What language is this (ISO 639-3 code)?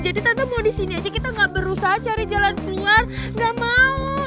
ind